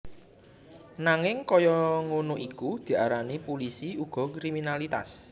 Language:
Javanese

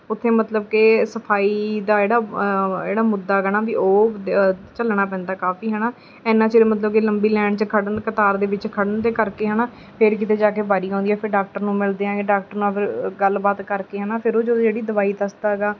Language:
Punjabi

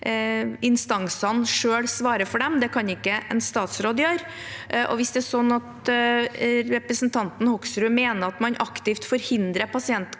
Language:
Norwegian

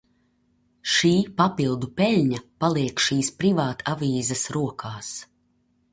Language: Latvian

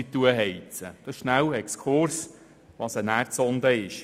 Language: Swiss German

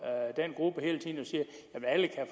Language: Danish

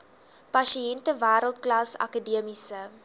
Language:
Afrikaans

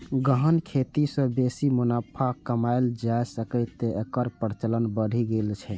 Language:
Maithili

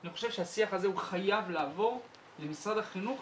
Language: Hebrew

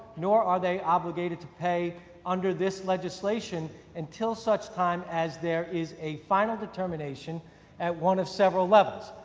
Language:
English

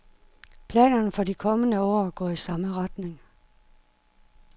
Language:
Danish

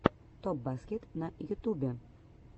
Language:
Russian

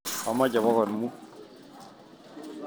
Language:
Kalenjin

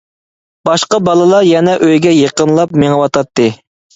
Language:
Uyghur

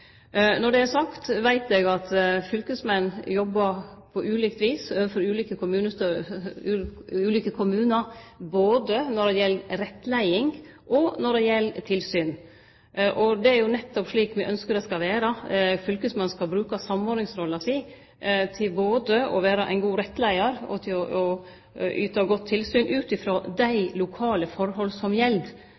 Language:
Norwegian Nynorsk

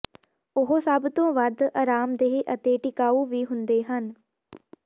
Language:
Punjabi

